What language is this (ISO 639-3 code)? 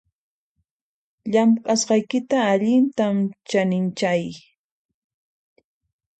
qxp